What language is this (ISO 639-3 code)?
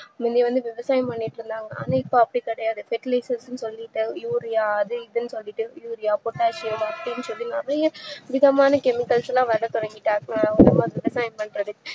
tam